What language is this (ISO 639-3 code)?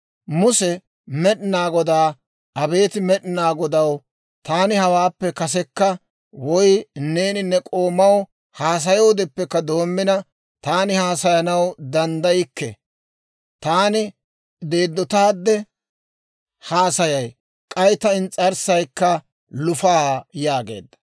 dwr